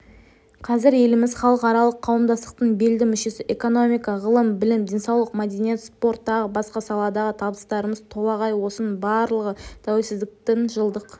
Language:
Kazakh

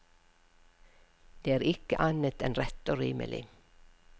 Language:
Norwegian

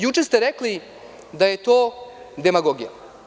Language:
Serbian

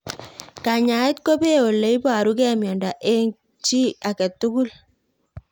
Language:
Kalenjin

